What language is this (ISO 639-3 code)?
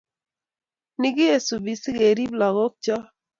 kln